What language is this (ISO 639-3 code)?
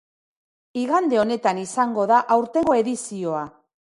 eus